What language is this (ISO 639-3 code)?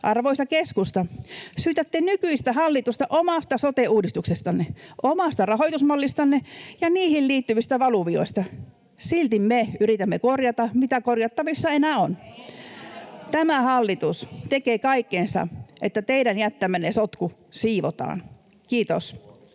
fin